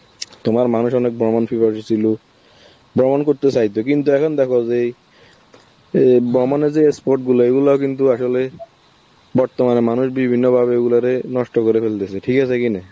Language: Bangla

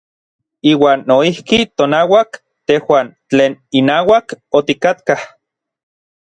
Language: Orizaba Nahuatl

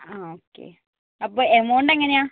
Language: Malayalam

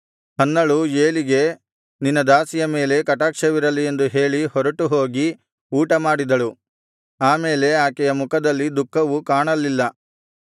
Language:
Kannada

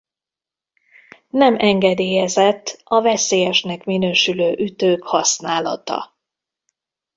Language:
Hungarian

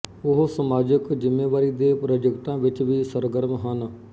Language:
Punjabi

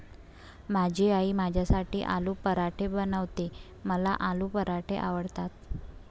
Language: Marathi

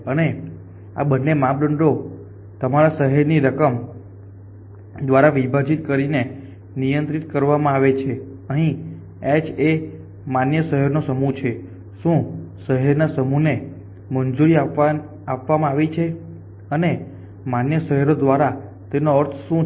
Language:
Gujarati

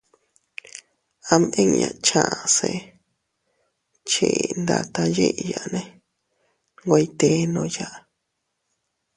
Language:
Teutila Cuicatec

